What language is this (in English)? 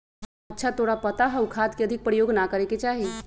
Magahi